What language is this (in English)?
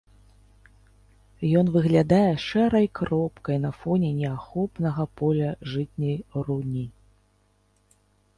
Belarusian